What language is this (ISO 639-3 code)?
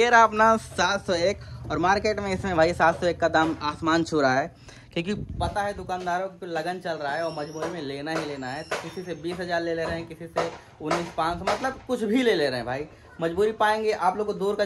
hin